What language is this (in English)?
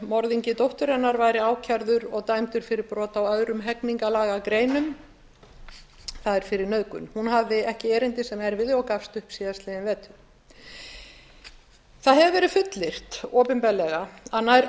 Icelandic